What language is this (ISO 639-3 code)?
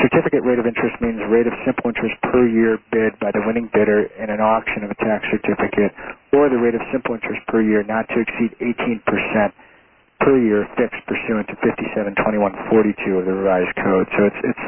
eng